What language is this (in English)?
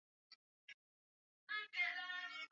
Swahili